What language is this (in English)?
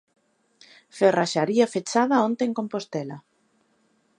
Galician